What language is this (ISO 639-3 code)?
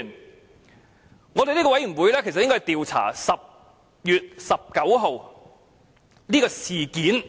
yue